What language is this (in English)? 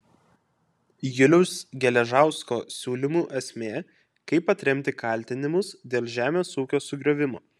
Lithuanian